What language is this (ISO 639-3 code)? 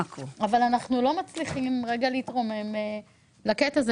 heb